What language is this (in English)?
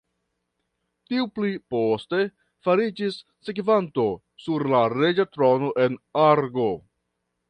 Esperanto